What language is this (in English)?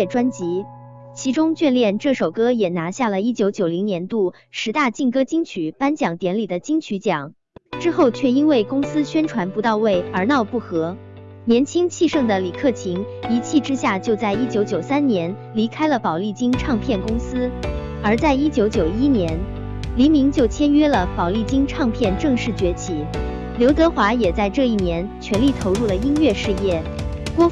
Chinese